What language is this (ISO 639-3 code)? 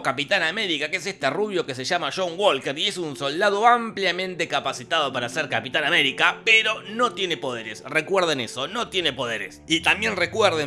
spa